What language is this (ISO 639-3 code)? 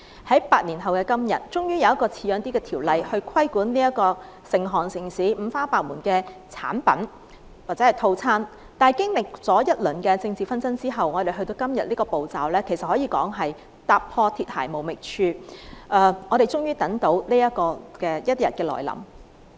yue